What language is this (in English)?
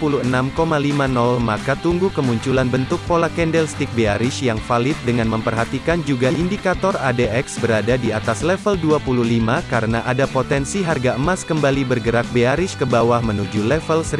Indonesian